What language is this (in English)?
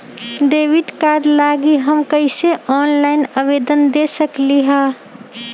Magahi